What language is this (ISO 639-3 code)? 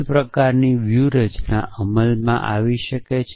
guj